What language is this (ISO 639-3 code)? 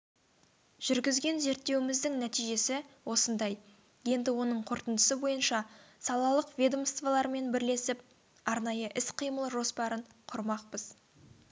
kaz